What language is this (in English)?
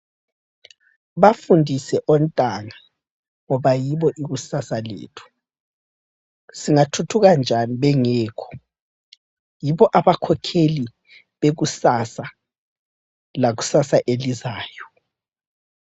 North Ndebele